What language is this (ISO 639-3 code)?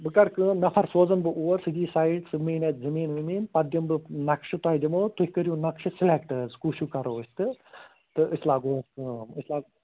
kas